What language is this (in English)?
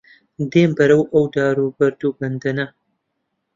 Central Kurdish